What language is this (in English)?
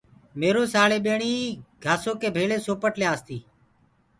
Gurgula